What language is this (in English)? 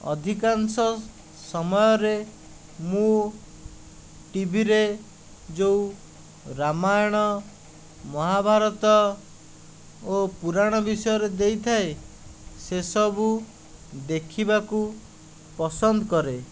Odia